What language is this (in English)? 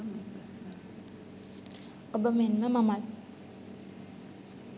Sinhala